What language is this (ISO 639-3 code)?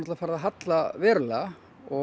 isl